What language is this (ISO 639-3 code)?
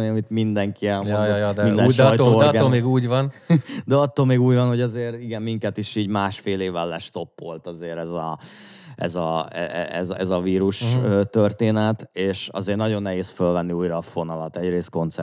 hun